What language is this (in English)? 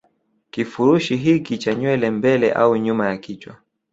Swahili